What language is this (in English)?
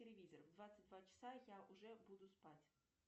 Russian